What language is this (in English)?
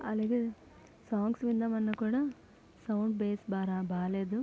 Telugu